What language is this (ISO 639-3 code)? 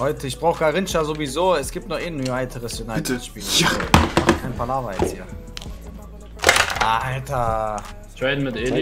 deu